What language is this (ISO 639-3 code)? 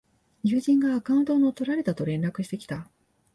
jpn